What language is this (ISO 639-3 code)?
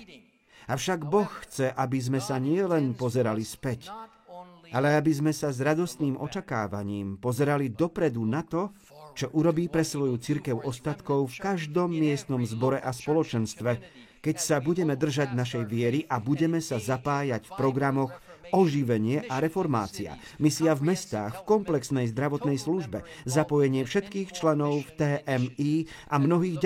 slk